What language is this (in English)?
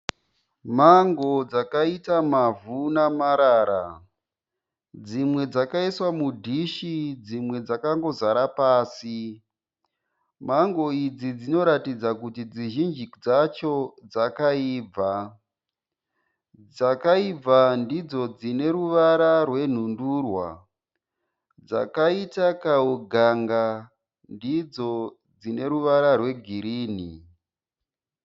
Shona